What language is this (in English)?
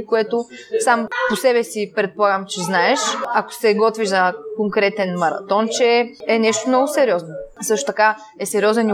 Bulgarian